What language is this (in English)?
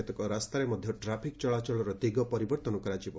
Odia